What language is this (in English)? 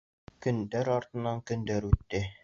Bashkir